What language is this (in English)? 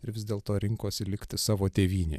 Lithuanian